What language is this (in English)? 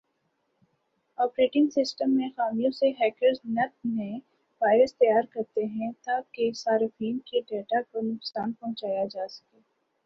Urdu